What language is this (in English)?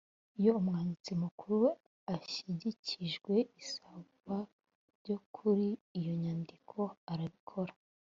Kinyarwanda